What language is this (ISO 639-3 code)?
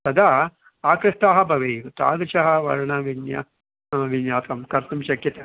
san